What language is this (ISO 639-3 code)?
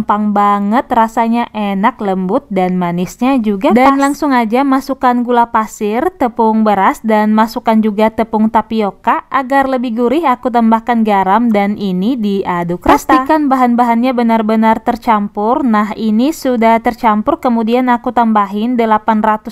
ind